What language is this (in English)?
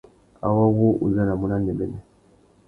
Tuki